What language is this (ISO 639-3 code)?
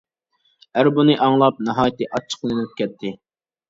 uig